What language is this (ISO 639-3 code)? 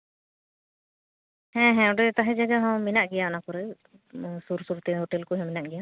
sat